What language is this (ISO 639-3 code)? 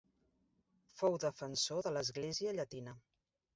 cat